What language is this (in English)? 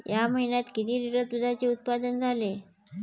Marathi